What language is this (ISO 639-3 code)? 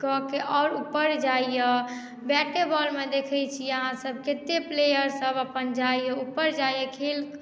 mai